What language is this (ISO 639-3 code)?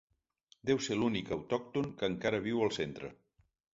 cat